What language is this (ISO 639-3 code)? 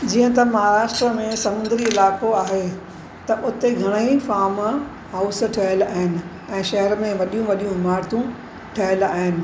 snd